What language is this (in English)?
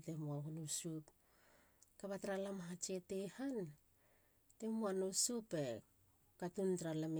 Halia